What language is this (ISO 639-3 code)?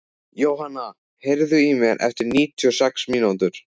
isl